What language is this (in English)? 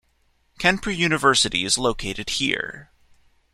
English